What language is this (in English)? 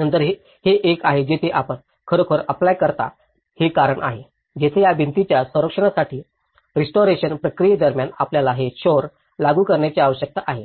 Marathi